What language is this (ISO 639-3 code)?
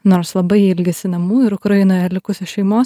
lit